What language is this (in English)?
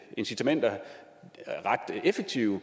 Danish